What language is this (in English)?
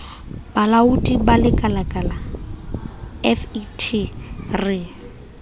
Southern Sotho